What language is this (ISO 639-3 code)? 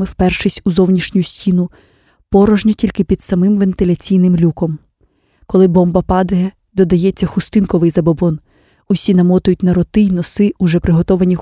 ukr